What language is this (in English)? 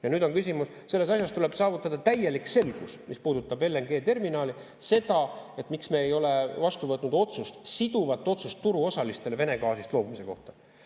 Estonian